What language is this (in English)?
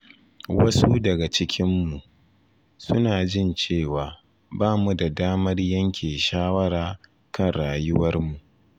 Hausa